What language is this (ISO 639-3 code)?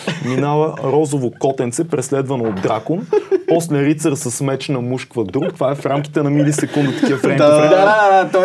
bul